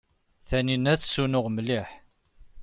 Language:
Kabyle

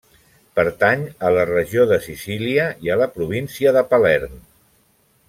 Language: Catalan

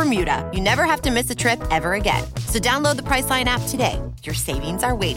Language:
Italian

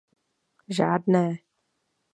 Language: Czech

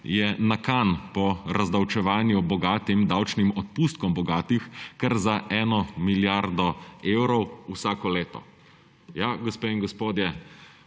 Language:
Slovenian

